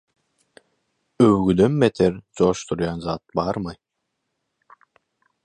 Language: Turkmen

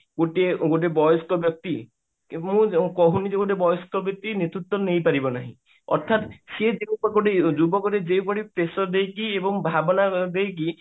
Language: Odia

